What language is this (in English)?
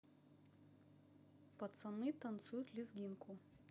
Russian